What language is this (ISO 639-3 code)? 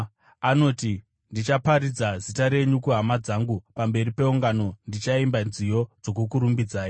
sna